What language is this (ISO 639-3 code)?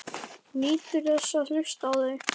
isl